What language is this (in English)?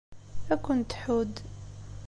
Kabyle